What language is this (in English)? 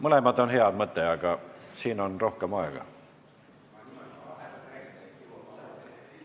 Estonian